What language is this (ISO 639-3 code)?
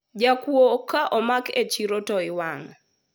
luo